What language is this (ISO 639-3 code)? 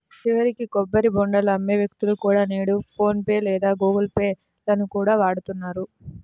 tel